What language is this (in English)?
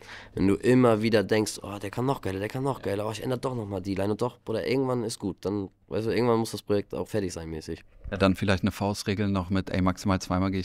German